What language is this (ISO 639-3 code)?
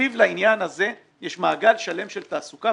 heb